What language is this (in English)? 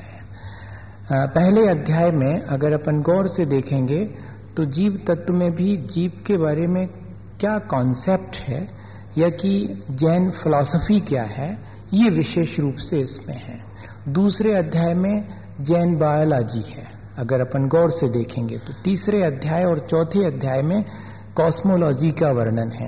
Hindi